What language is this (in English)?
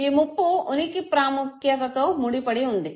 Telugu